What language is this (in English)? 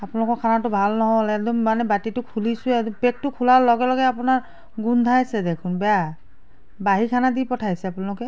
Assamese